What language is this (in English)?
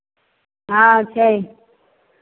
Maithili